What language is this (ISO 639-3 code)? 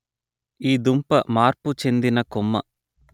tel